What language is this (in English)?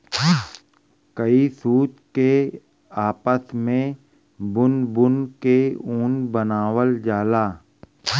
Bhojpuri